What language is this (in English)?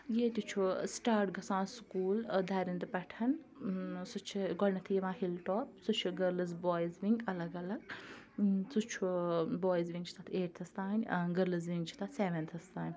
Kashmiri